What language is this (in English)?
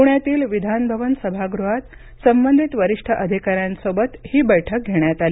Marathi